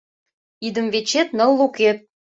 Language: Mari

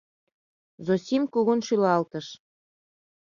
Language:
Mari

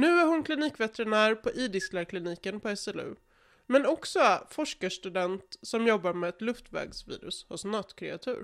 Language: Swedish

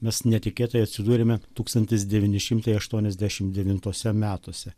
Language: Lithuanian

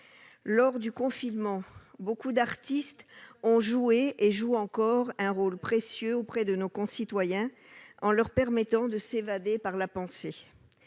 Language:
French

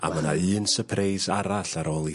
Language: Welsh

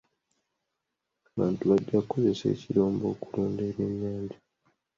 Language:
Ganda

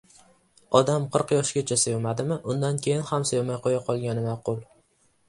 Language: Uzbek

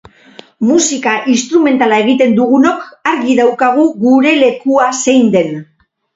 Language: Basque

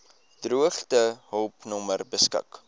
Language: Afrikaans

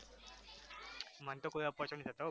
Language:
Gujarati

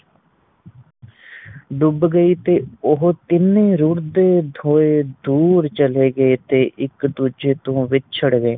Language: Punjabi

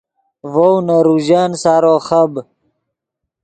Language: Yidgha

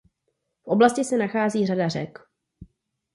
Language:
Czech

